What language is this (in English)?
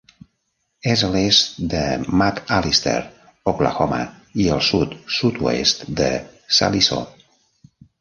Catalan